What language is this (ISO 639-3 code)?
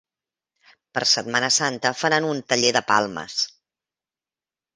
cat